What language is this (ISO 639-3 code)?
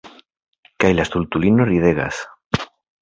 epo